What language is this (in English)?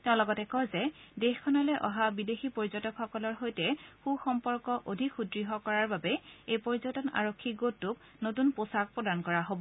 Assamese